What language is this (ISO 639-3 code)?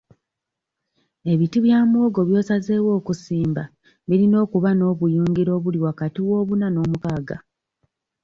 lug